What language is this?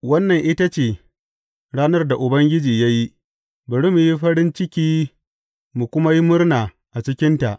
Hausa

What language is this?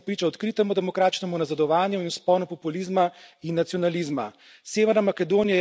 Slovenian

